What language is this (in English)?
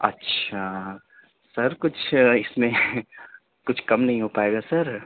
Urdu